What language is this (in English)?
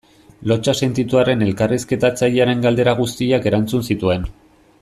Basque